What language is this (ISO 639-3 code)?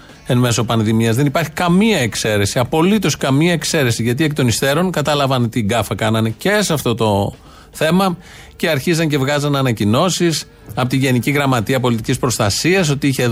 ell